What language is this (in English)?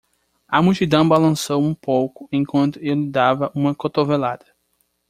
Portuguese